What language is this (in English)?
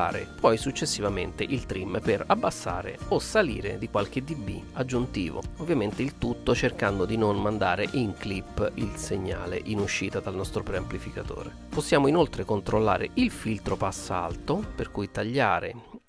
Italian